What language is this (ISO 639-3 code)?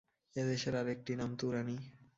ben